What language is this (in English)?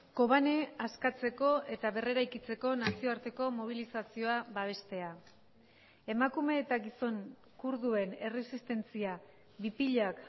Basque